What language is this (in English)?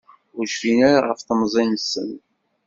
Kabyle